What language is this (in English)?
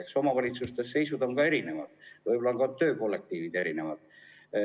Estonian